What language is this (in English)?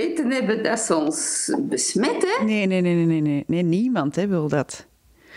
Dutch